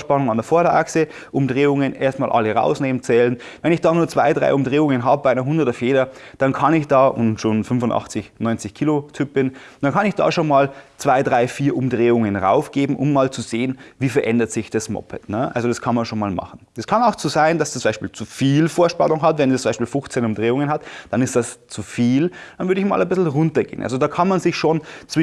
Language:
German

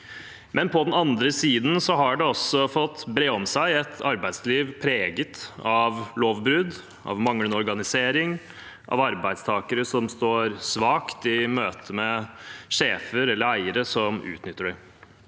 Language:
Norwegian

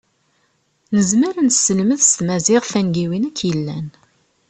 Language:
Kabyle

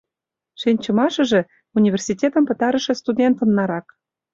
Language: Mari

